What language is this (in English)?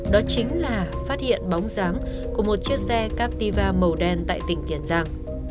Vietnamese